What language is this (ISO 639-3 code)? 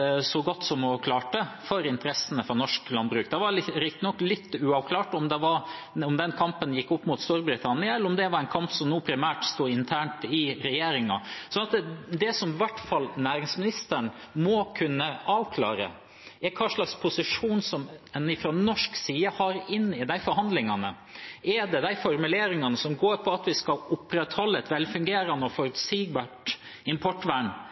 nob